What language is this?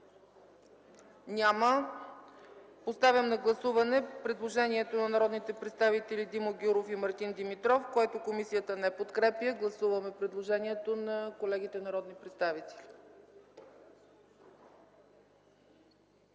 Bulgarian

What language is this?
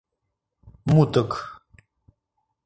Mari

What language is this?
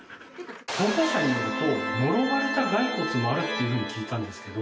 Japanese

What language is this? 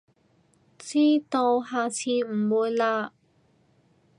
Cantonese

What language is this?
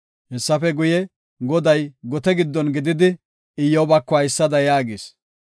Gofa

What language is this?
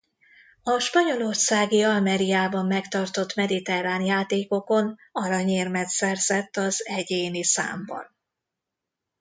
Hungarian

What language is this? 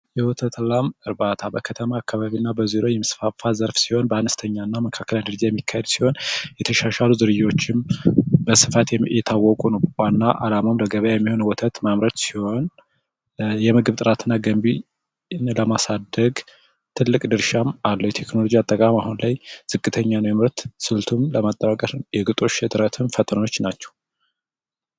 Amharic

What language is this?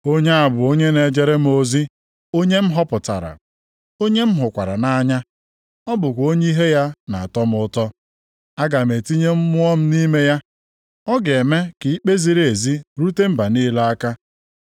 Igbo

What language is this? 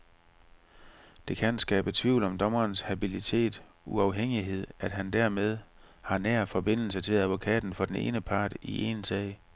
Danish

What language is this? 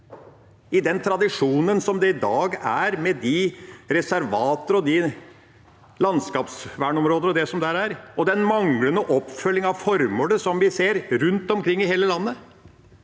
Norwegian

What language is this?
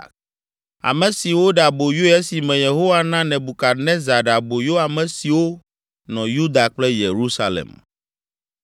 Ewe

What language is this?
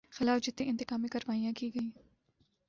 Urdu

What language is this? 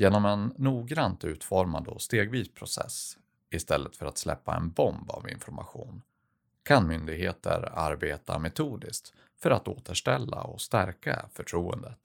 Swedish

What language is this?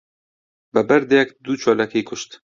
Central Kurdish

